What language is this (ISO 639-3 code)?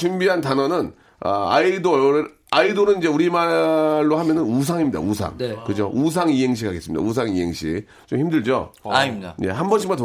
kor